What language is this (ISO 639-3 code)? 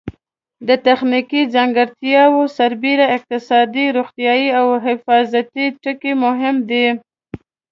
pus